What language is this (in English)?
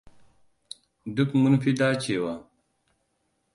Hausa